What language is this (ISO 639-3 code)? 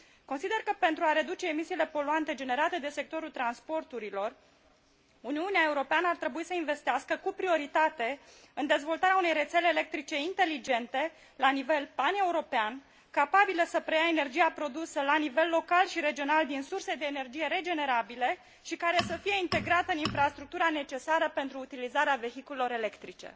ron